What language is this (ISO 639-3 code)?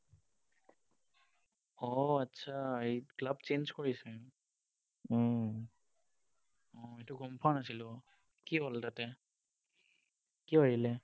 asm